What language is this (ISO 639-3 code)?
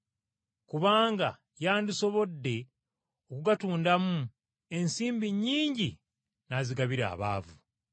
lug